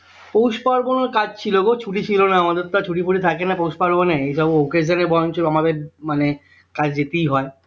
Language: Bangla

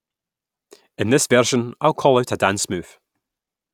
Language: English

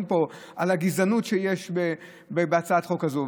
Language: Hebrew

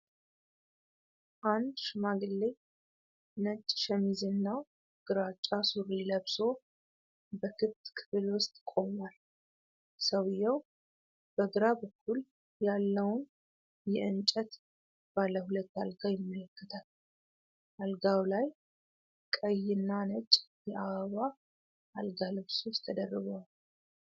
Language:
Amharic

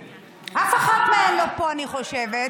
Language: Hebrew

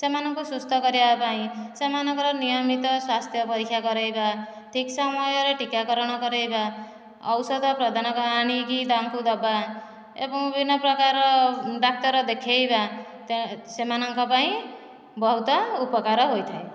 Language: Odia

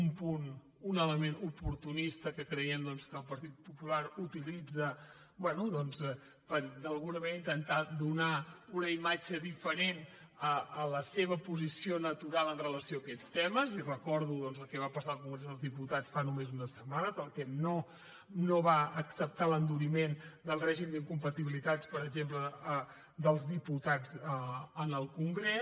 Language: Catalan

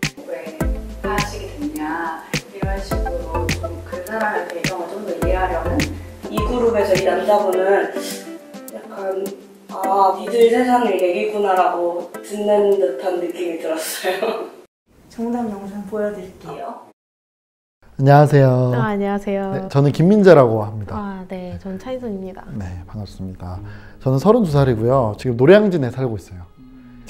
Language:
Korean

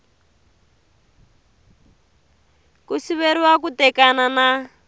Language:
Tsonga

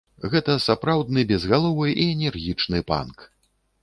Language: Belarusian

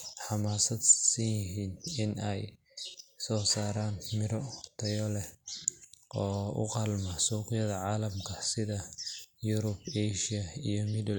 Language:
Somali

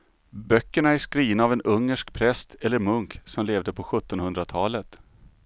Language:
Swedish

